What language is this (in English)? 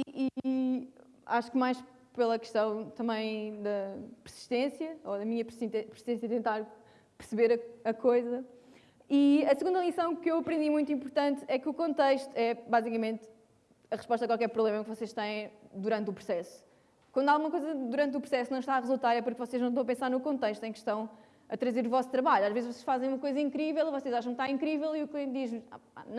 Portuguese